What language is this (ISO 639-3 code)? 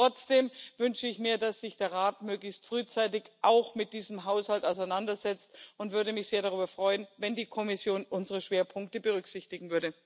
deu